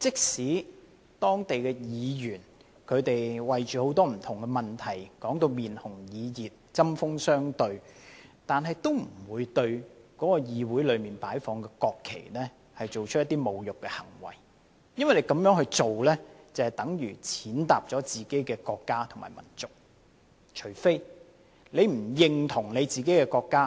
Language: Cantonese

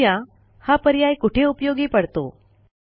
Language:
Marathi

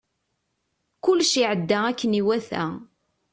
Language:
Kabyle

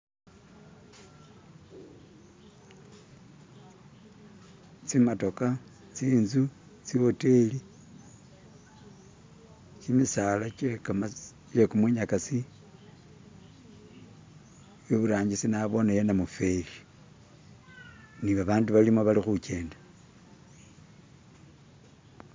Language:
Masaaba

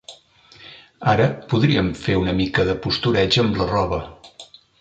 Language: Catalan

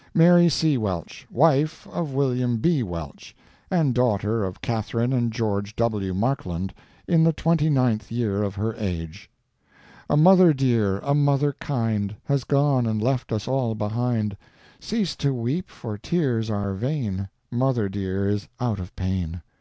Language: English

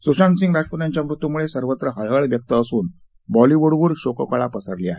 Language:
Marathi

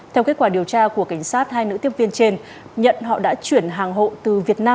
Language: Vietnamese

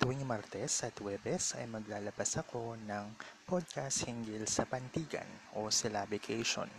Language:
Filipino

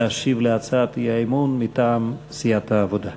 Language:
Hebrew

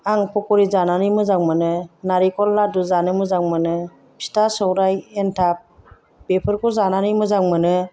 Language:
Bodo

